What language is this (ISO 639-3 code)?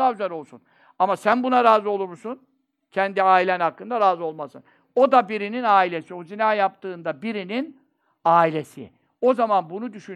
tur